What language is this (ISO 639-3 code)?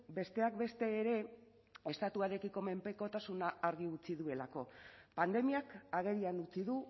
eus